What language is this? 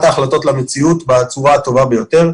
Hebrew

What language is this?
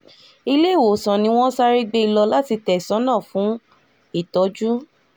Yoruba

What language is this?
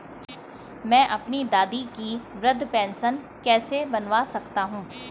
Hindi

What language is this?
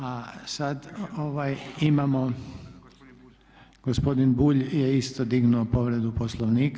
Croatian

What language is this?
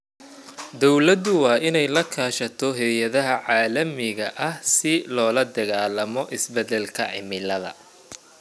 Somali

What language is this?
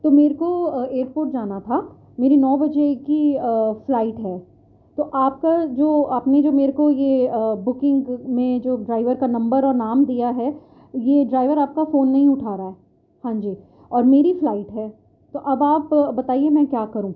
Urdu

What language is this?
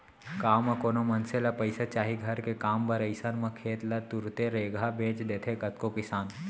Chhattisgarhi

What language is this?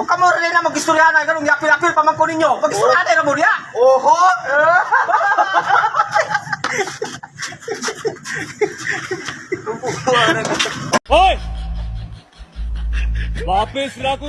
Indonesian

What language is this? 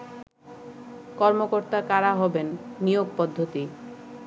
Bangla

